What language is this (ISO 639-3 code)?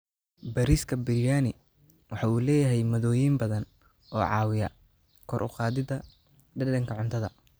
som